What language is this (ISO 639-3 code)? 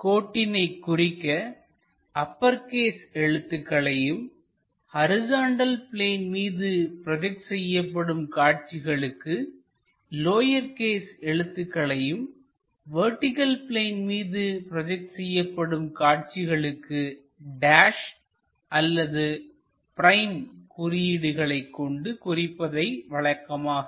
tam